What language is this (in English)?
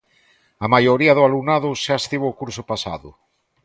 Galician